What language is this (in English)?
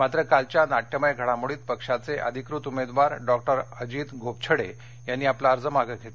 Marathi